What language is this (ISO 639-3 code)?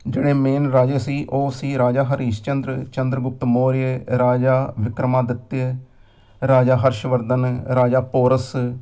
pan